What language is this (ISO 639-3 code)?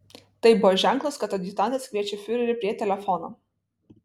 lit